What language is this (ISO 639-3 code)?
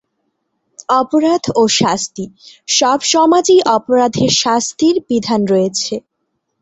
ben